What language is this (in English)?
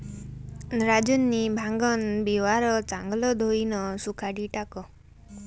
Marathi